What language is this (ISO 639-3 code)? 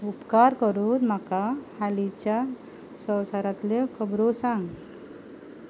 kok